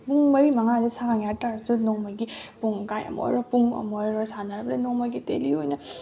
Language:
Manipuri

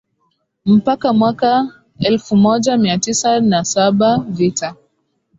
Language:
Swahili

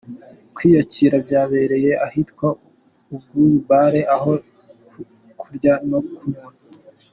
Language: Kinyarwanda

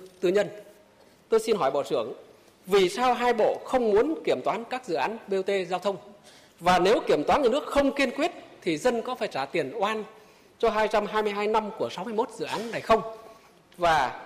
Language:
Vietnamese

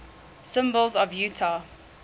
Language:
English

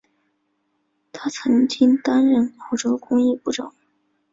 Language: Chinese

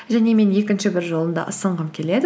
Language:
Kazakh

